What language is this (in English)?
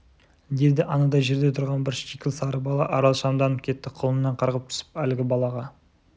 Kazakh